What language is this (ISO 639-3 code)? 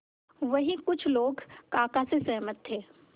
hin